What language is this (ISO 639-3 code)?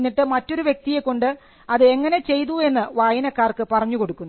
mal